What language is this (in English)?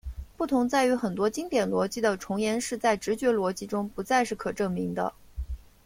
Chinese